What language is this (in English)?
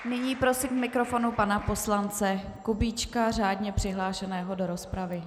Czech